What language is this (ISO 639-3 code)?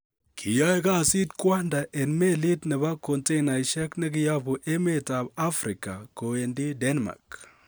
kln